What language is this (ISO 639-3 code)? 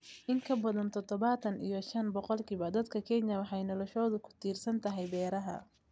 som